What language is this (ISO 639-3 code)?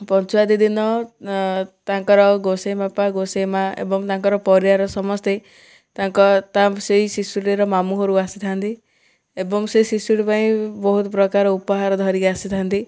ori